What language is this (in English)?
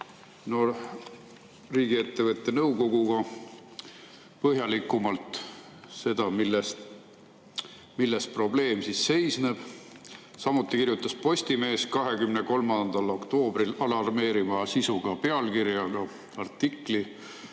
Estonian